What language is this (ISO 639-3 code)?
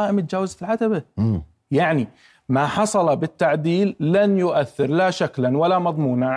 ara